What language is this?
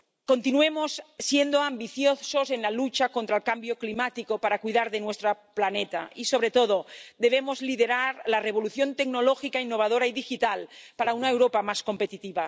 Spanish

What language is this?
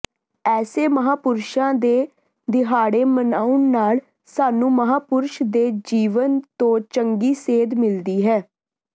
Punjabi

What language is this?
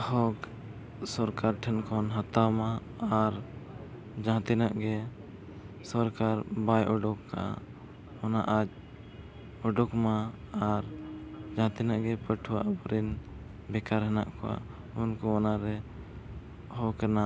Santali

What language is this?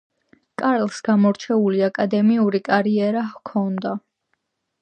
Georgian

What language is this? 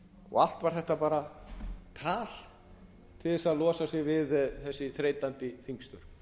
Icelandic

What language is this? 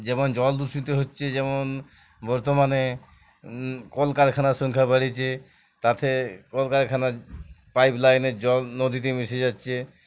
Bangla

